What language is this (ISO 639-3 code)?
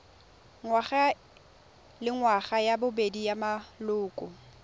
tsn